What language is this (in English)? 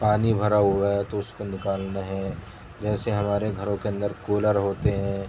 Urdu